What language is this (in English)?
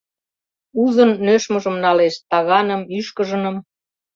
Mari